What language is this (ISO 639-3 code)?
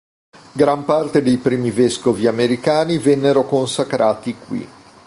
ita